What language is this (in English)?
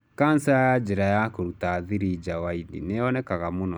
Kikuyu